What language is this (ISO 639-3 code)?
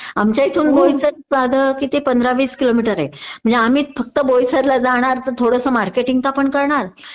mar